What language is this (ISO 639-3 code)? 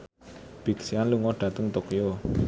jav